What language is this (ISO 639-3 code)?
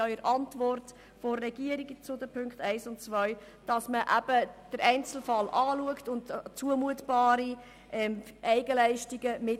gsw